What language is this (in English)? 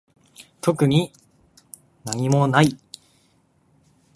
Japanese